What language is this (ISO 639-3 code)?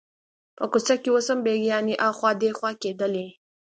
pus